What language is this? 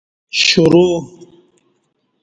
Kati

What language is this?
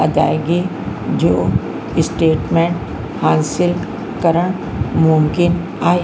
Sindhi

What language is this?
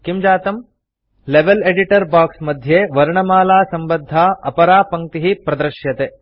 Sanskrit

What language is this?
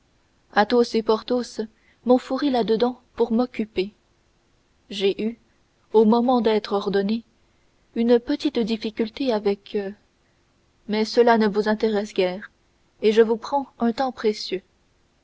French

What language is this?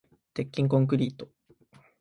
Japanese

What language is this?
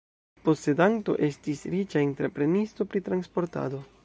Esperanto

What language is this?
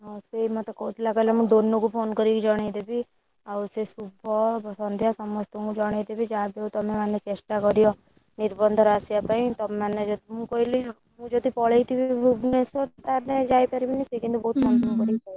Odia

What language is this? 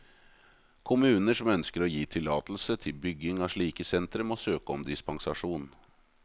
Norwegian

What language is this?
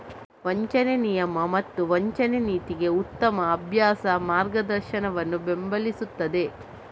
Kannada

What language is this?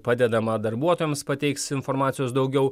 Lithuanian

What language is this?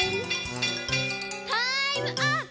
Japanese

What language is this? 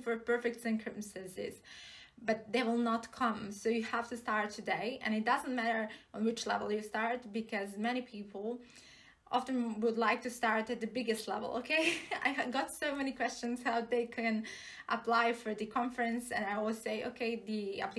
English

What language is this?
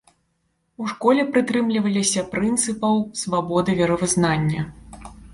Belarusian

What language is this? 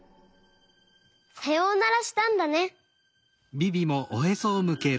Japanese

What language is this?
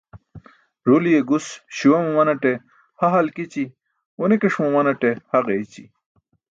Burushaski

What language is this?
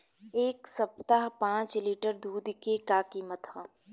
Bhojpuri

